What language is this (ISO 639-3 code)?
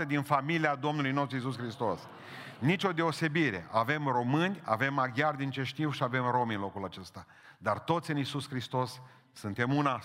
ron